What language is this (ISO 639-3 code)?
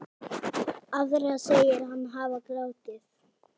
isl